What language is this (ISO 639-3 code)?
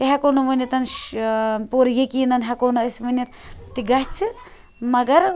kas